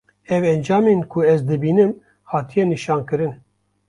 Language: Kurdish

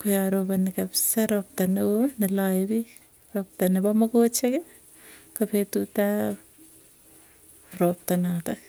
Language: Tugen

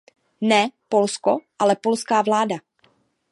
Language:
Czech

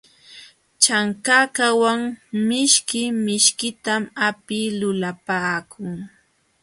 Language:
Jauja Wanca Quechua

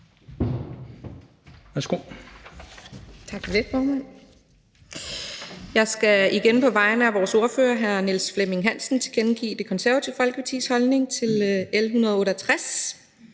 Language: Danish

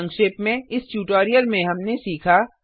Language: Hindi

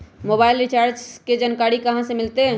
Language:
Magahi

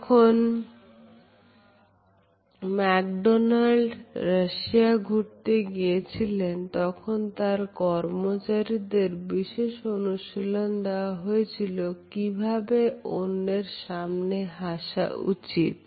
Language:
Bangla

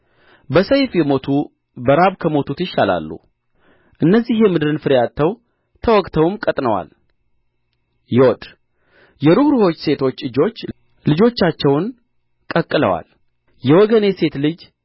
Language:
Amharic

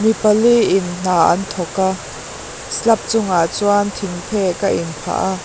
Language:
Mizo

